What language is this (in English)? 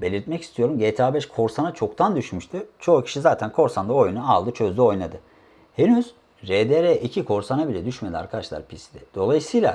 Turkish